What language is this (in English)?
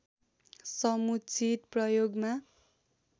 Nepali